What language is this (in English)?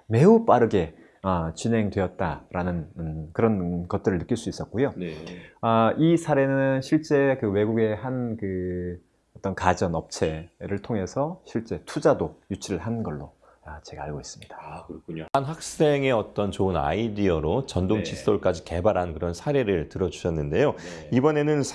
Korean